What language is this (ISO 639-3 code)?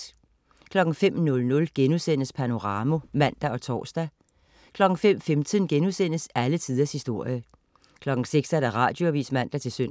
dan